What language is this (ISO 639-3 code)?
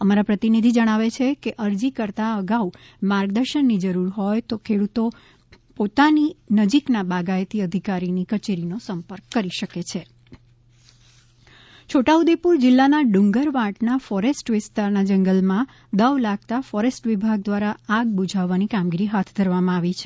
guj